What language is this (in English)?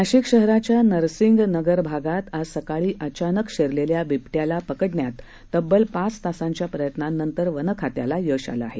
Marathi